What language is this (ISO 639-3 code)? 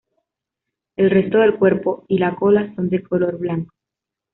spa